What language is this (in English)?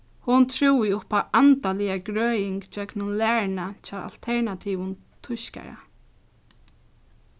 Faroese